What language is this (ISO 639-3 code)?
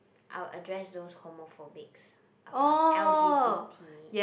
eng